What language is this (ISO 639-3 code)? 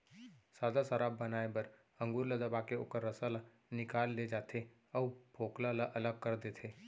hne